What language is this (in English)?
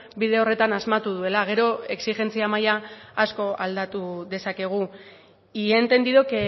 Basque